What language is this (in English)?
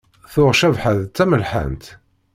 Kabyle